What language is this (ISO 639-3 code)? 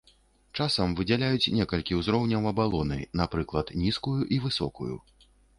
bel